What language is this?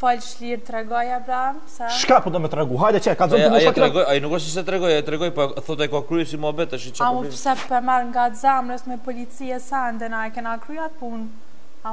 Romanian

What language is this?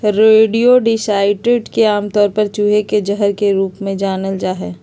Magahi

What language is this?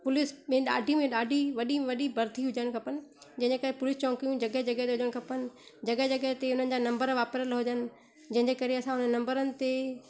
Sindhi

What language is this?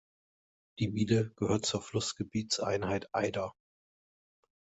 German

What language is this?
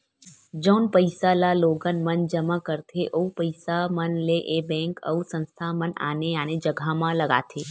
Chhattisgarhi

